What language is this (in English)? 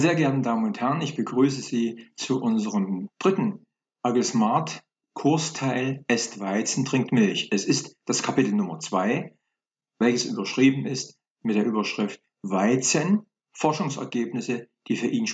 German